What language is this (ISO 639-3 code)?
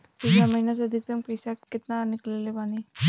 bho